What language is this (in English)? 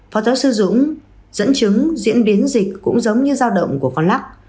Vietnamese